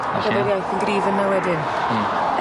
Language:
Welsh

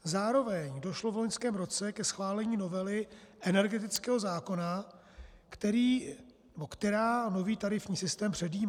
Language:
Czech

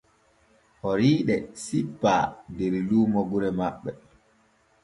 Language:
Borgu Fulfulde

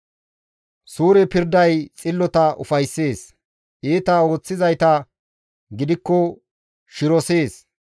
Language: Gamo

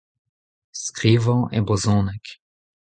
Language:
Breton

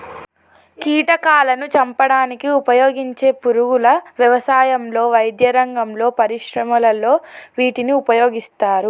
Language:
Telugu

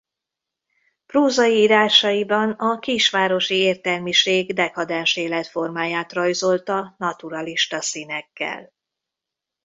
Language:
Hungarian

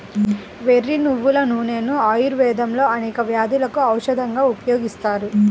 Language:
Telugu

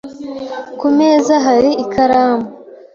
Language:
Kinyarwanda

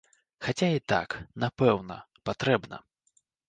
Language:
Belarusian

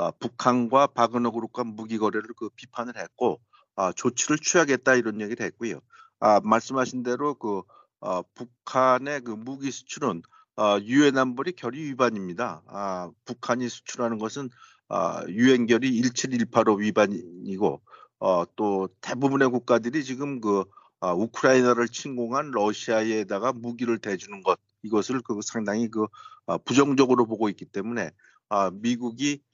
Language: Korean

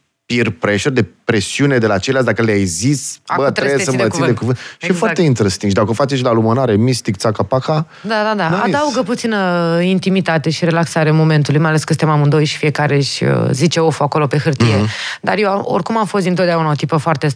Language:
Romanian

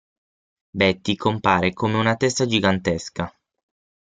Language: Italian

